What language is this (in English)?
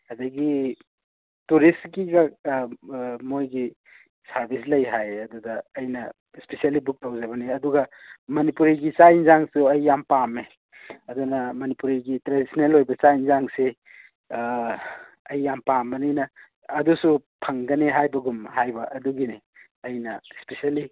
Manipuri